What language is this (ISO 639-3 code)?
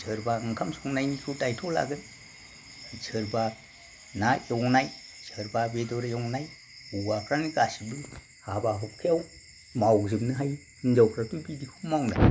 brx